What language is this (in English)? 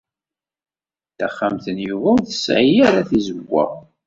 Kabyle